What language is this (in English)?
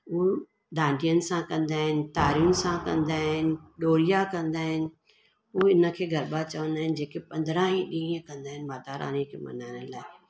Sindhi